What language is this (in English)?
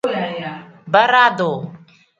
Tem